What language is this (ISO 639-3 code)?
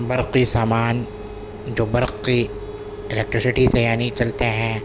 urd